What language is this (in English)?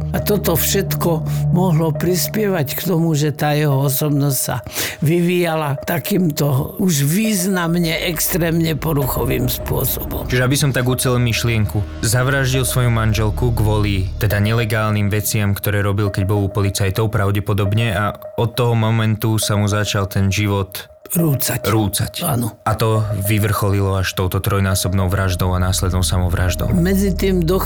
Slovak